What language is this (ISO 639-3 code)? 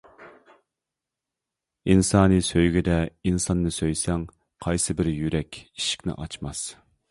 uig